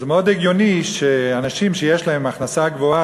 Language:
Hebrew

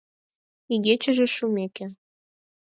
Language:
Mari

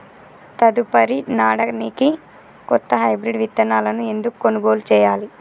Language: Telugu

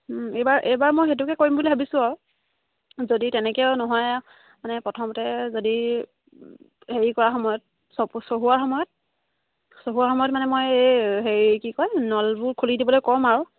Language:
Assamese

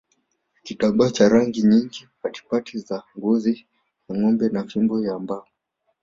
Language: Swahili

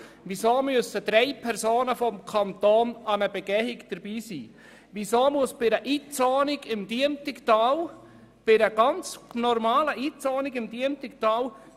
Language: Swiss German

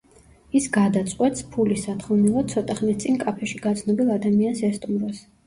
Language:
Georgian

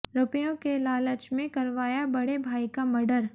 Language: Hindi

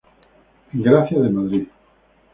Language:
Spanish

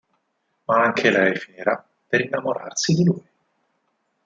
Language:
Italian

